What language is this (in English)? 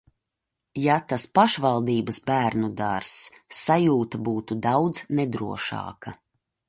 Latvian